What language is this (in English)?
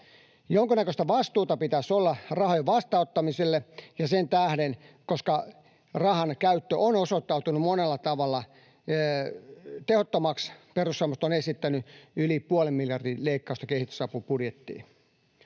Finnish